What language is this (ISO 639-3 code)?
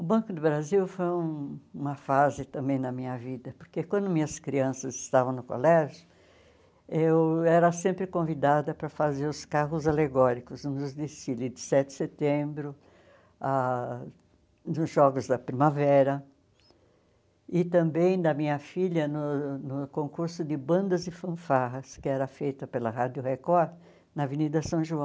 por